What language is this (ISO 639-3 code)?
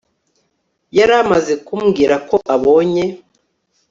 kin